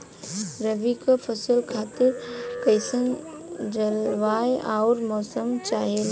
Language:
Bhojpuri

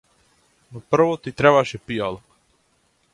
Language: Macedonian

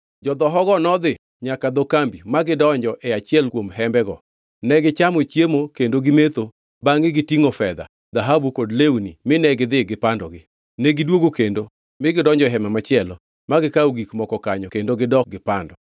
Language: Luo (Kenya and Tanzania)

